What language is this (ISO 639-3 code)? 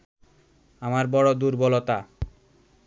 ben